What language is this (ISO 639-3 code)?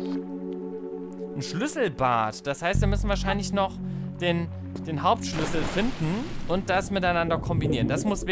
deu